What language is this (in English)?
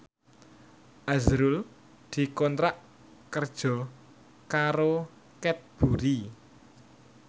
Javanese